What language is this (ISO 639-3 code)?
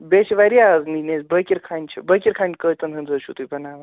kas